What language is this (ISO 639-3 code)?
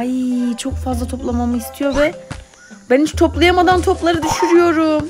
tur